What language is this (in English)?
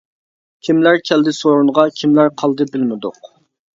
Uyghur